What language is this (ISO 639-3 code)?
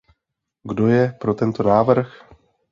ces